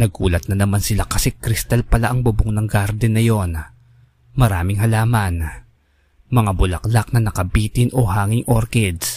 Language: Filipino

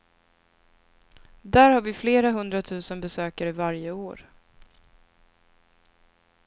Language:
Swedish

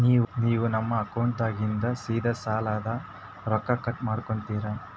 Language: Kannada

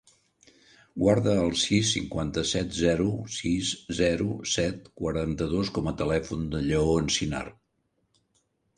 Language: Catalan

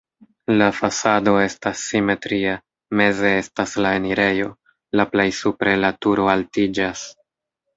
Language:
Esperanto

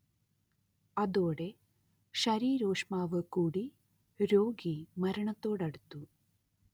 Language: Malayalam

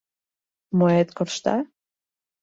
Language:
Mari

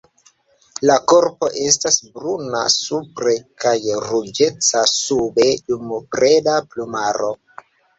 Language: Esperanto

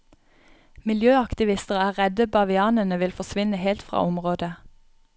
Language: Norwegian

